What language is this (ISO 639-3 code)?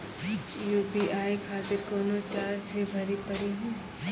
mai